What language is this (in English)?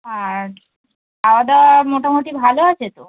Bangla